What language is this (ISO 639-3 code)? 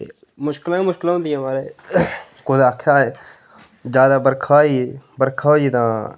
doi